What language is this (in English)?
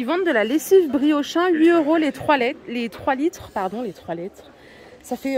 French